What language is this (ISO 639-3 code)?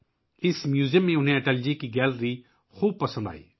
urd